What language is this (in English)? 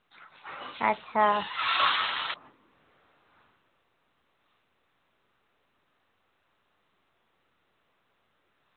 Dogri